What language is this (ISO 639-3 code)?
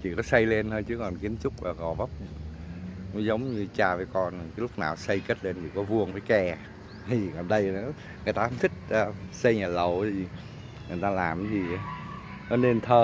vie